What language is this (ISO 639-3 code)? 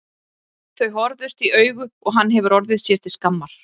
isl